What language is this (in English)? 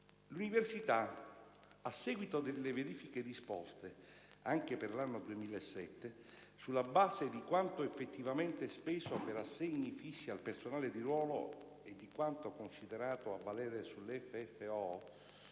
Italian